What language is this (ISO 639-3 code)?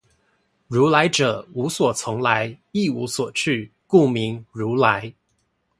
zho